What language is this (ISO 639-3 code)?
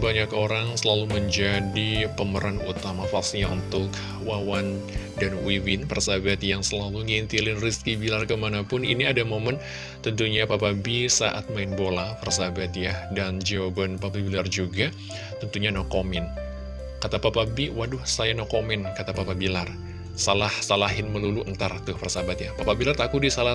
ind